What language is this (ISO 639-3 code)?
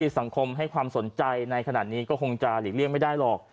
tha